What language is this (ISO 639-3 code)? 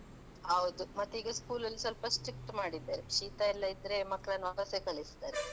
kan